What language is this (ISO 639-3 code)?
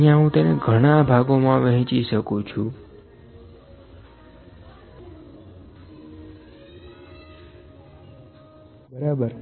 guj